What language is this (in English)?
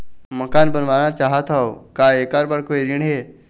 Chhattisgarhi